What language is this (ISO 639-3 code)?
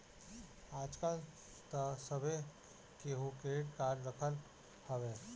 bho